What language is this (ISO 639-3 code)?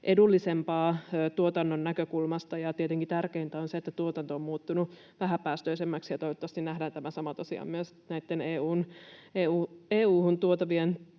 fin